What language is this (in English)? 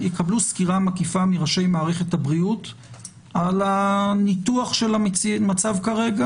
Hebrew